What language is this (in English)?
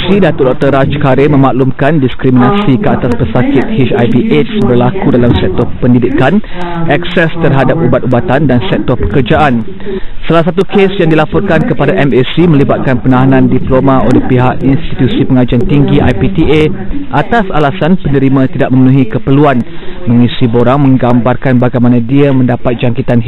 Malay